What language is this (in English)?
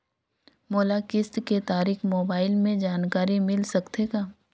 Chhattisgarhi